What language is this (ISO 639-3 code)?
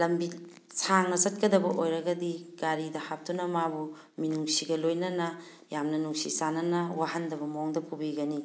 mni